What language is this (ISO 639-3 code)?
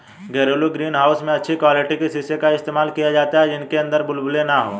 hin